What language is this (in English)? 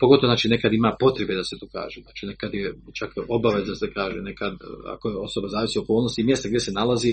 Croatian